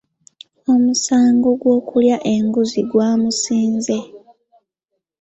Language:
Ganda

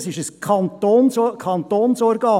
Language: Swiss German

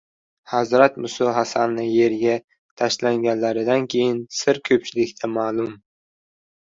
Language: Uzbek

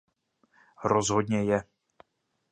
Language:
Czech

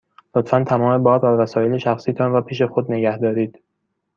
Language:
Persian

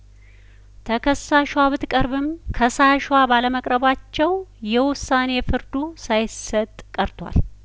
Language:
Amharic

